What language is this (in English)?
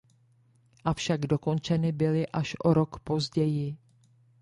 Czech